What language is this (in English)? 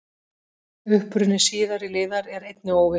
Icelandic